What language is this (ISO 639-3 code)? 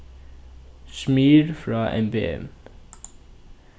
fao